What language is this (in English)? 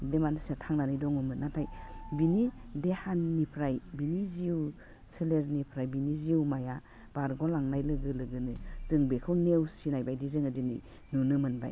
Bodo